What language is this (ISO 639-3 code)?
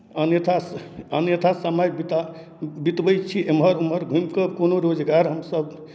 mai